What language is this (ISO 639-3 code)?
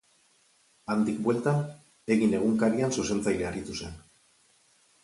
eus